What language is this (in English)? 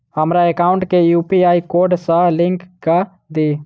Maithili